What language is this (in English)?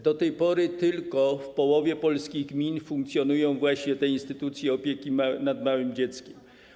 Polish